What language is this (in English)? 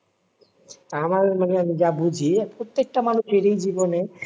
Bangla